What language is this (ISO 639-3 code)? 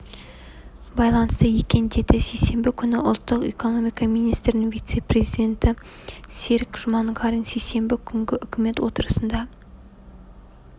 kaz